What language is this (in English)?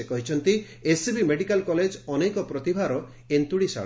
Odia